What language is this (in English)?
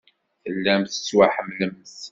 Kabyle